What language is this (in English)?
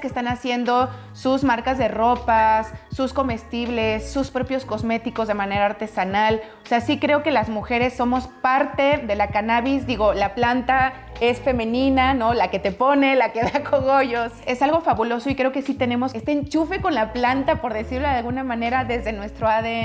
Spanish